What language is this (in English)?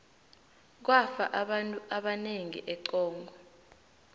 South Ndebele